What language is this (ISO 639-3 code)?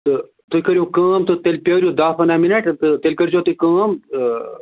kas